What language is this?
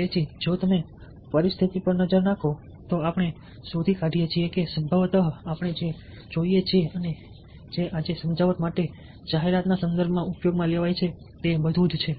Gujarati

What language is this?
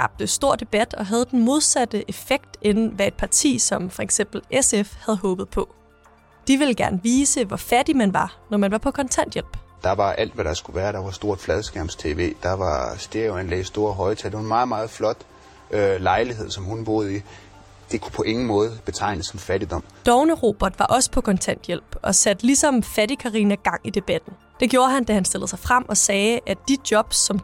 Danish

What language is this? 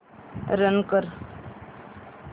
Marathi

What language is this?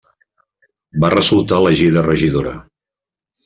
Catalan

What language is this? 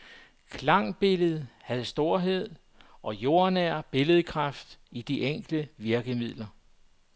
Danish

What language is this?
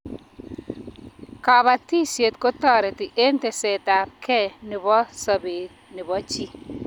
Kalenjin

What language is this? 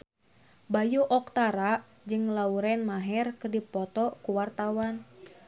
Sundanese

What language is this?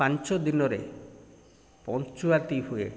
Odia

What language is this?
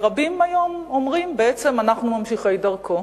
Hebrew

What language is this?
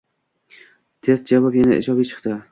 Uzbek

